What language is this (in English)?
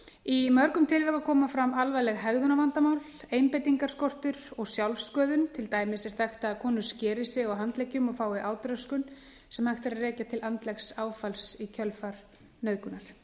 Icelandic